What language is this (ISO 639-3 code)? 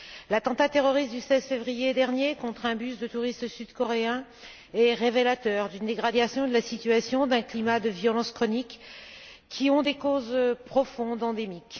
fra